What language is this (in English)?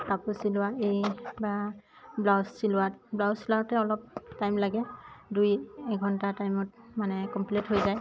Assamese